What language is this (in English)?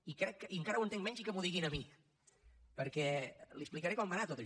Catalan